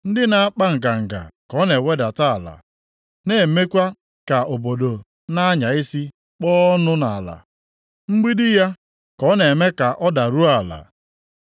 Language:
Igbo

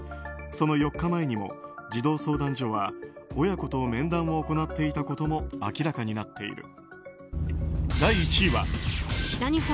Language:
Japanese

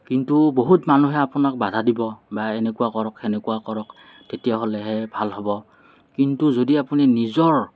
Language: Assamese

